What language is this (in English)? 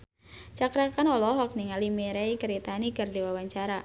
Sundanese